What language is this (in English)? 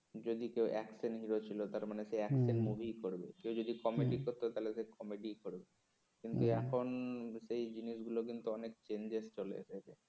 Bangla